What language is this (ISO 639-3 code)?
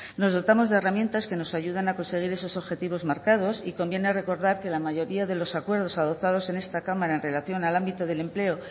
spa